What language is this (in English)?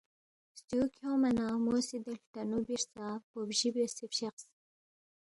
Balti